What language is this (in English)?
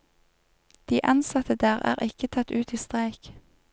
Norwegian